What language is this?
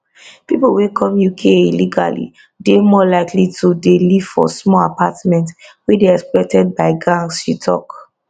Nigerian Pidgin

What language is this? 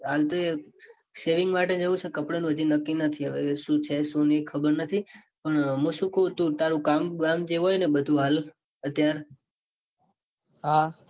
Gujarati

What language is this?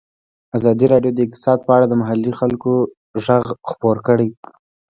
Pashto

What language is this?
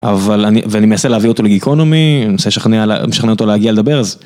Hebrew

